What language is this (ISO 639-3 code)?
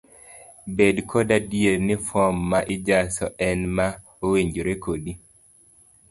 luo